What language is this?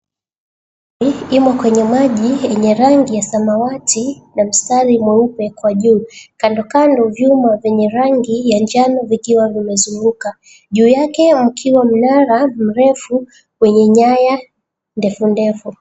Swahili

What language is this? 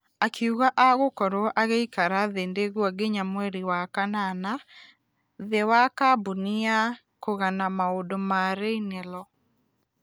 Kikuyu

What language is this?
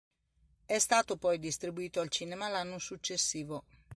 Italian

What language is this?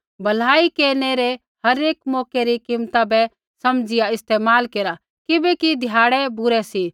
Kullu Pahari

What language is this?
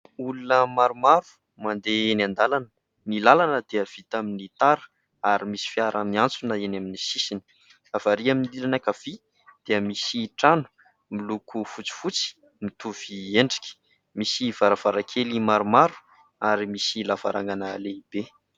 Malagasy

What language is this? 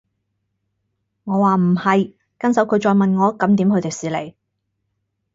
Cantonese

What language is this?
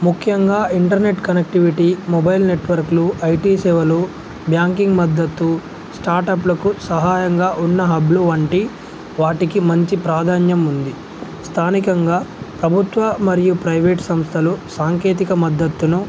Telugu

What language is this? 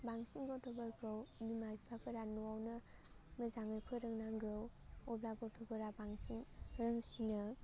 Bodo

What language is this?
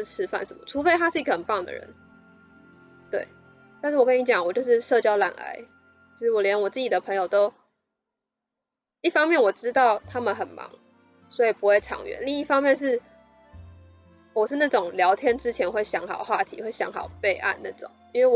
Chinese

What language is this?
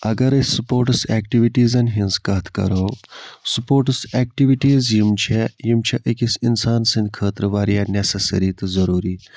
Kashmiri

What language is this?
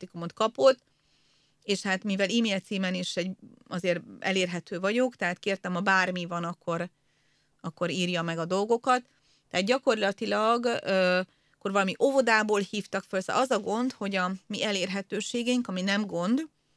Hungarian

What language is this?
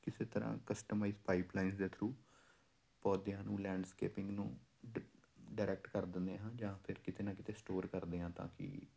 Punjabi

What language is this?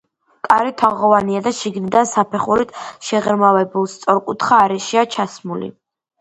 Georgian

